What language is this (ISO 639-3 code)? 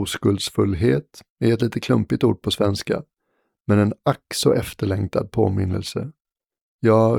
swe